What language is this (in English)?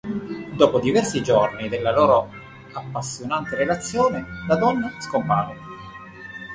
Italian